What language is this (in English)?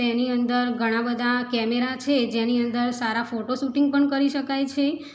Gujarati